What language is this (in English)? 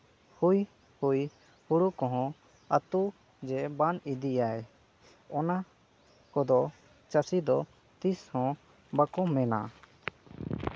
Santali